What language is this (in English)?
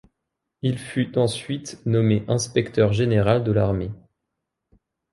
French